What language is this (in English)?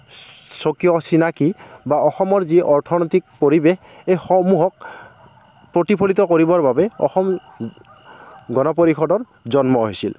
Assamese